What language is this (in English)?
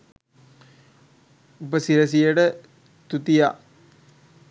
Sinhala